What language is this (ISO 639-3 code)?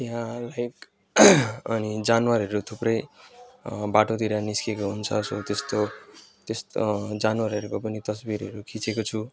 nep